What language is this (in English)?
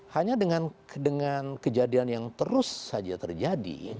Indonesian